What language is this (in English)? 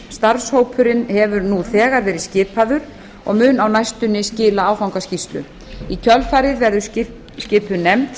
Icelandic